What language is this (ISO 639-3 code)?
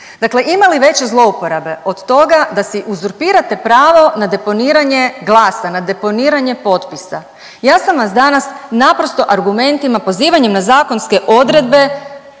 hrv